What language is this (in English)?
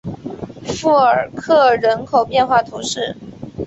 Chinese